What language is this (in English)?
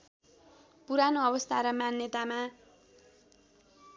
Nepali